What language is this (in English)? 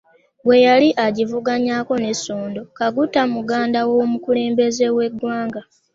Ganda